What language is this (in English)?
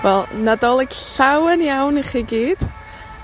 Welsh